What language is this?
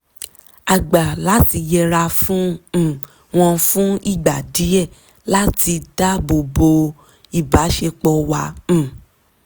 Yoruba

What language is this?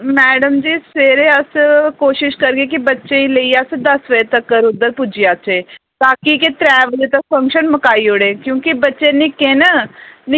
Dogri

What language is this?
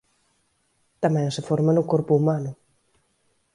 Galician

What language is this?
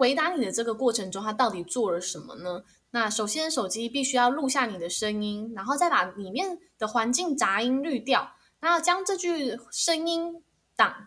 Chinese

